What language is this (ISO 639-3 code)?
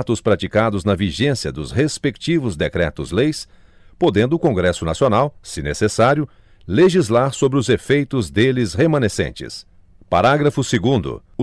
por